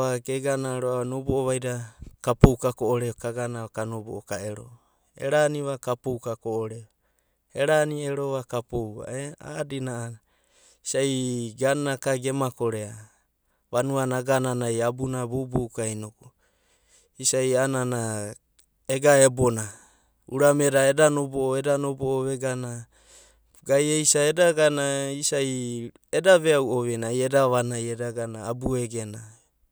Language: Abadi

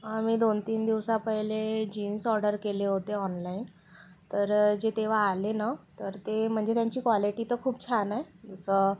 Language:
Marathi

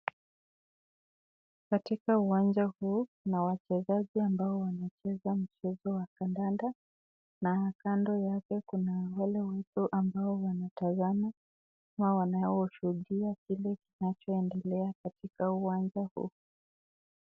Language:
Swahili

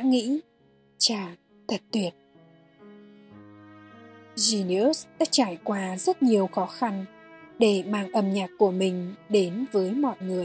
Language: Vietnamese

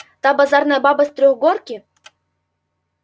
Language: Russian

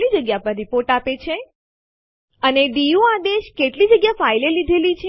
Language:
Gujarati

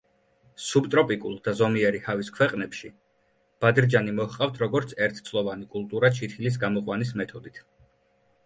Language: Georgian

